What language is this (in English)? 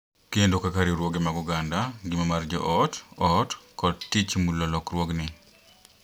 Luo (Kenya and Tanzania)